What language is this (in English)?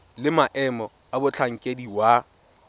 Tswana